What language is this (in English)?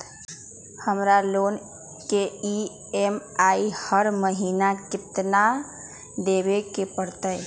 Magahi